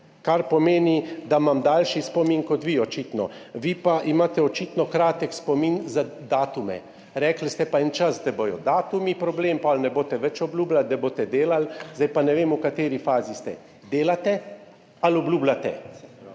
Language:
Slovenian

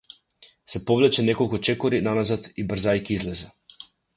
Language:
Macedonian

